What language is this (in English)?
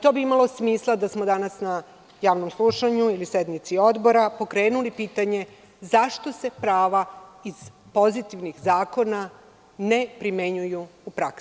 Serbian